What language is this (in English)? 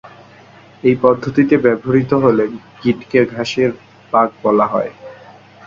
Bangla